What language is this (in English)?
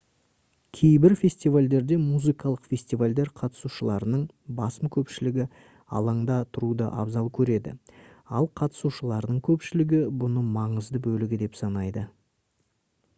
Kazakh